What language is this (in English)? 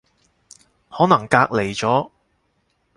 Cantonese